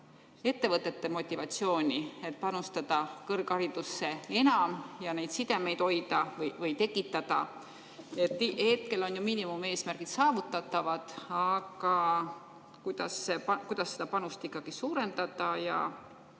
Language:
Estonian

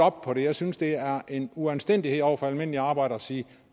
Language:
Danish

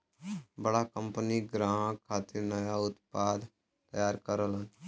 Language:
Bhojpuri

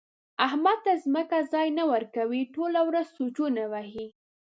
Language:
Pashto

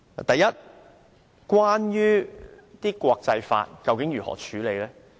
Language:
Cantonese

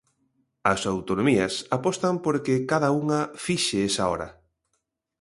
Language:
Galician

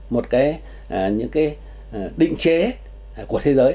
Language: Vietnamese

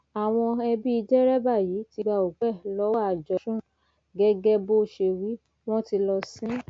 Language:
Yoruba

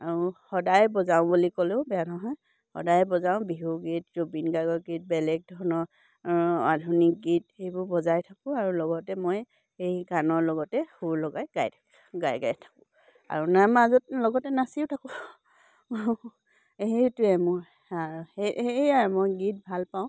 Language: Assamese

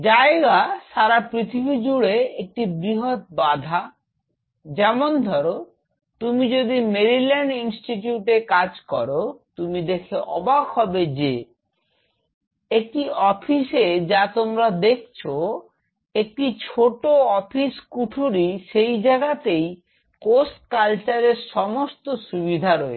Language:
Bangla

